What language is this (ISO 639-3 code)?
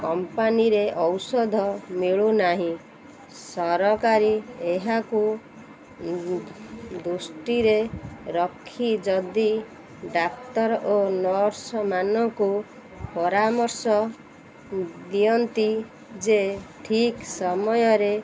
ori